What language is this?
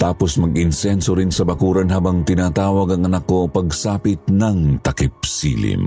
Filipino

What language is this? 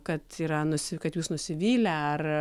Lithuanian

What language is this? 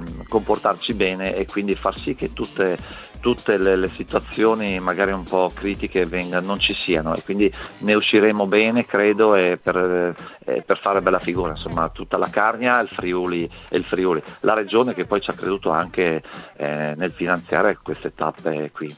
Italian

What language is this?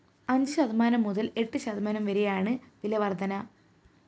Malayalam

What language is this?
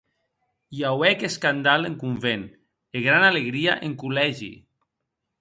Occitan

